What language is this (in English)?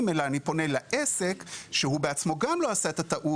Hebrew